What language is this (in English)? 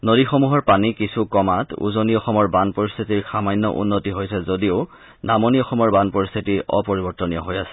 Assamese